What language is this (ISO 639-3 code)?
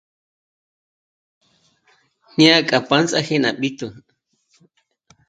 mmc